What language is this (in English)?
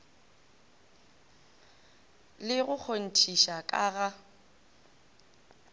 Northern Sotho